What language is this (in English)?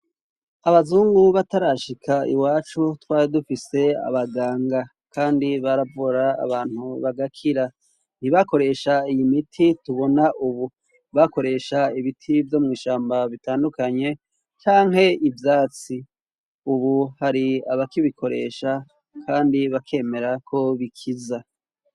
Rundi